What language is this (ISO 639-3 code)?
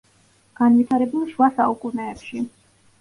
kat